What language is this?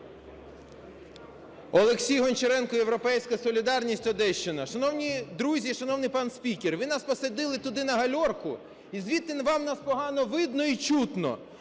Ukrainian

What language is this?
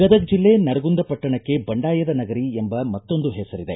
Kannada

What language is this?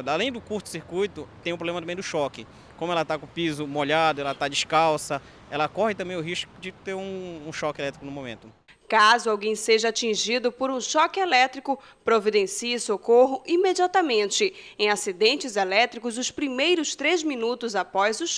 Portuguese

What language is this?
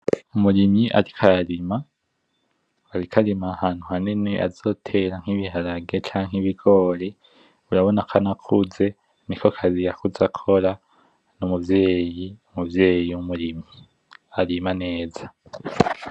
Rundi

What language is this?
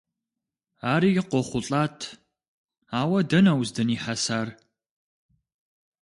Kabardian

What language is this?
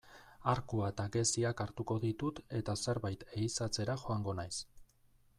Basque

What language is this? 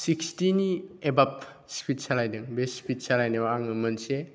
Bodo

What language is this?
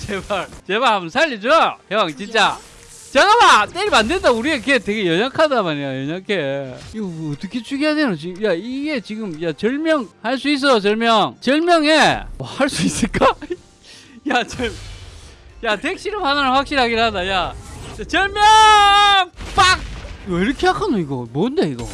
Korean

